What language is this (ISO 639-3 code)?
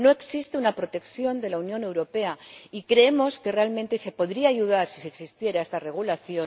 spa